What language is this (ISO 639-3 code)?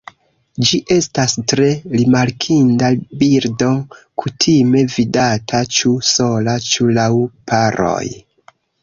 epo